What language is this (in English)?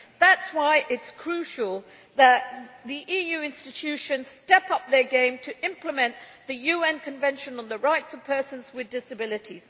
English